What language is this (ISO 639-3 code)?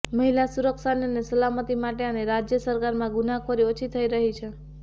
guj